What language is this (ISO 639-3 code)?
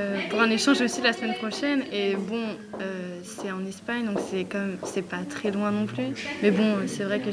fra